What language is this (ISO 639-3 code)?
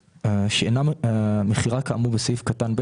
heb